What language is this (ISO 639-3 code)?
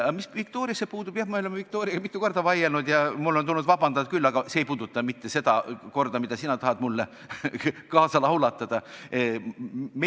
est